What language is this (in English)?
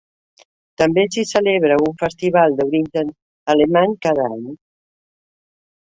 Catalan